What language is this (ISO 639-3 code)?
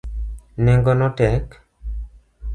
luo